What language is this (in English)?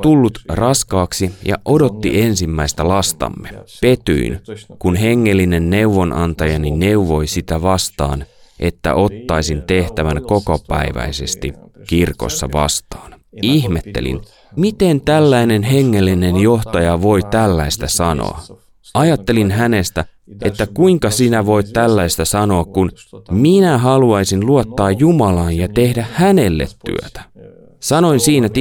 Finnish